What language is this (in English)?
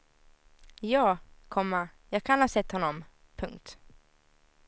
Swedish